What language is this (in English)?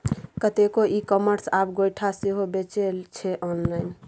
Maithili